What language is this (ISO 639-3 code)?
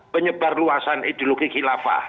ind